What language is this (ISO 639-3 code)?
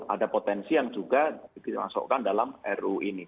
ind